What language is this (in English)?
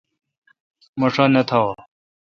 Kalkoti